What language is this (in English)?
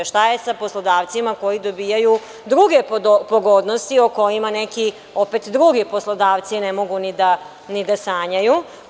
Serbian